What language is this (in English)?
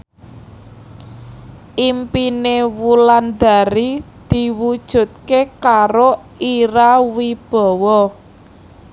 Javanese